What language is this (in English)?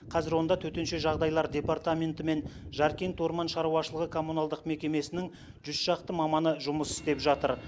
Kazakh